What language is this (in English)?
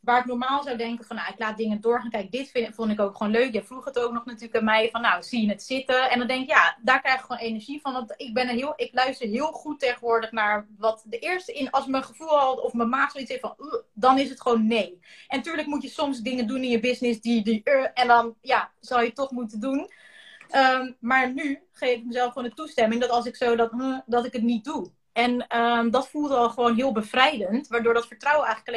Dutch